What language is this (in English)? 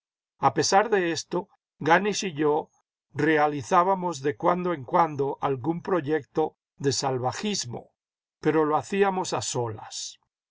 Spanish